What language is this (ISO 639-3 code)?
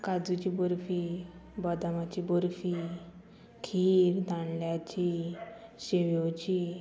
kok